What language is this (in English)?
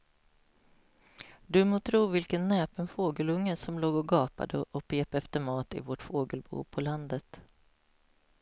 Swedish